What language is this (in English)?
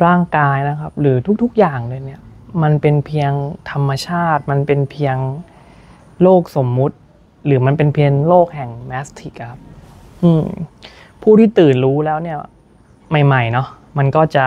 Thai